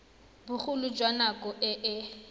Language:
Tswana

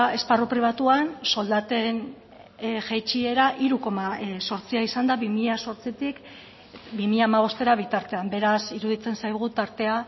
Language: Basque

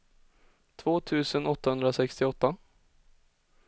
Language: Swedish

